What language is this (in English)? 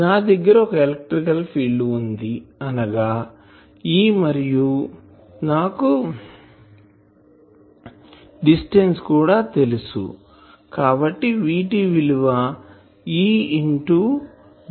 Telugu